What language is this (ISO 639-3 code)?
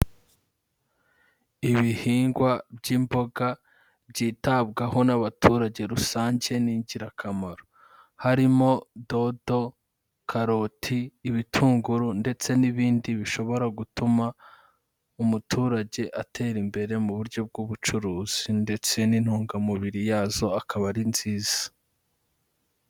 kin